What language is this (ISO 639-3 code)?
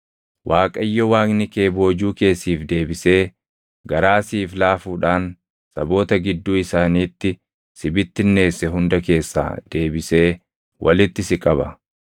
orm